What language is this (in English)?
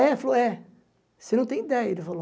Portuguese